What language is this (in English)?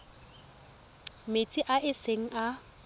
Tswana